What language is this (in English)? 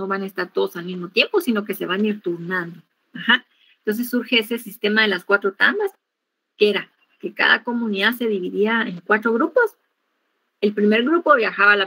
Spanish